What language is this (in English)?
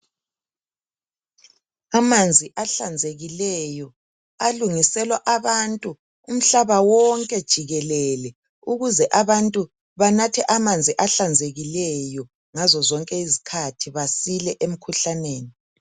North Ndebele